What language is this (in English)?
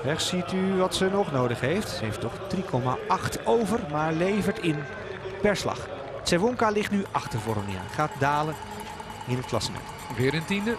Dutch